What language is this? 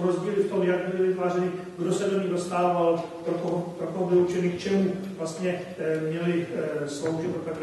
Czech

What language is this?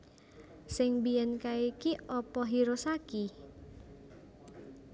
Javanese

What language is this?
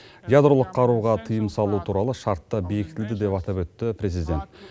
Kazakh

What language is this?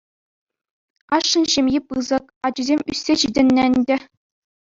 Chuvash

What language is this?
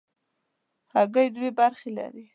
Pashto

